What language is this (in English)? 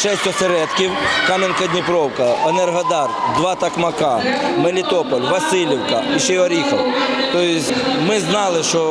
Ukrainian